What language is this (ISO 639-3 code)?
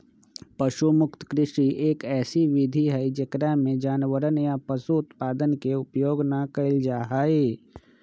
mag